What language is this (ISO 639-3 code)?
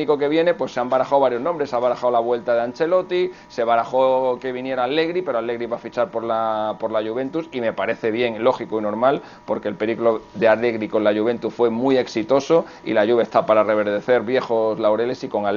spa